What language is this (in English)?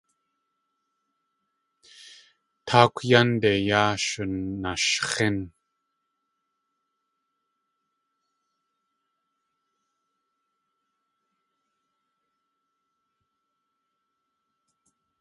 Tlingit